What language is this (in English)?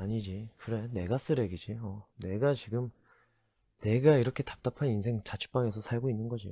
Korean